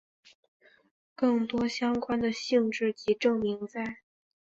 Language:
Chinese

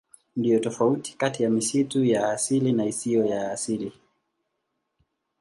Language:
Swahili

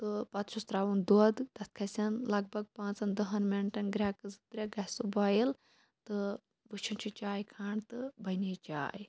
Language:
Kashmiri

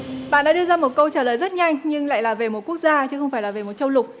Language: Vietnamese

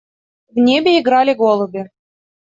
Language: Russian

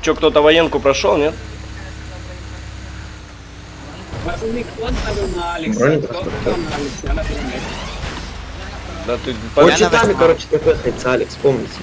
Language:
Russian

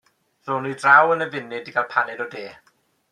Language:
Welsh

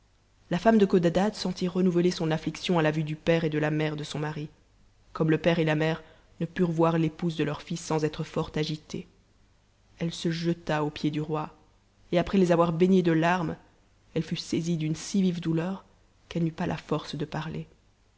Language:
French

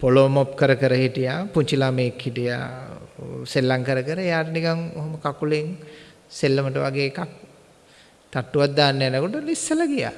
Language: Sinhala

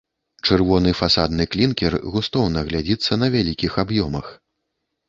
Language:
Belarusian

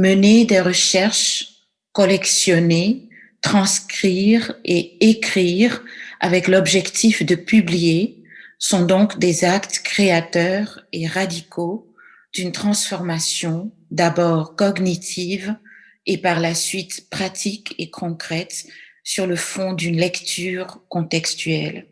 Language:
French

